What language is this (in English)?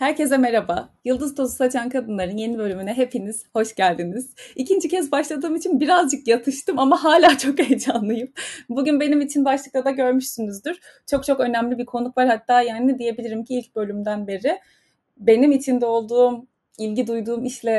Turkish